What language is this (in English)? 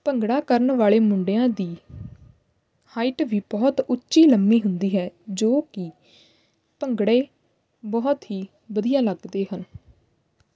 Punjabi